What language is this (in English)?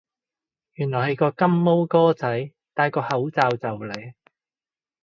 Cantonese